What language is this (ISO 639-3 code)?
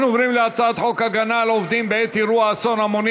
heb